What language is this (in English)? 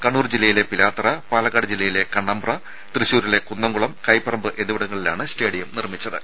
Malayalam